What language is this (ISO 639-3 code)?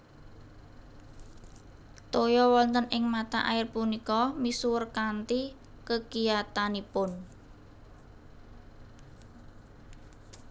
jav